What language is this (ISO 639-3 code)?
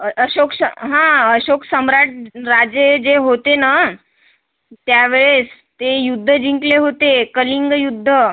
mar